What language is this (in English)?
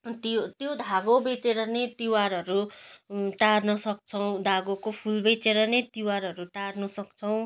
Nepali